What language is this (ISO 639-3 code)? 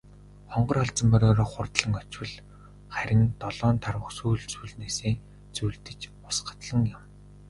mon